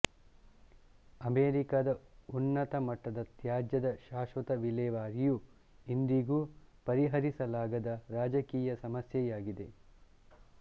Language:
Kannada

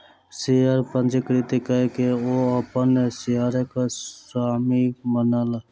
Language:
Maithili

